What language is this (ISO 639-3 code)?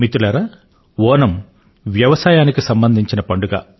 tel